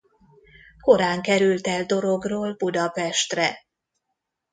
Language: Hungarian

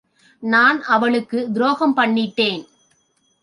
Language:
Tamil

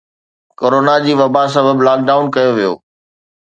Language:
Sindhi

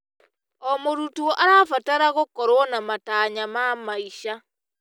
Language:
Kikuyu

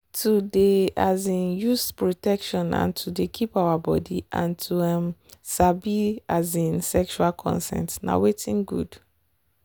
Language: Nigerian Pidgin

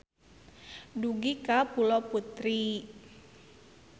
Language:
Sundanese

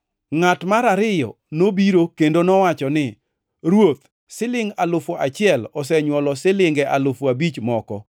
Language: Luo (Kenya and Tanzania)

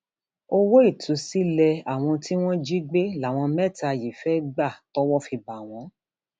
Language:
Yoruba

